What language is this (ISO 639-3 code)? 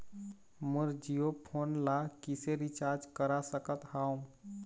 hne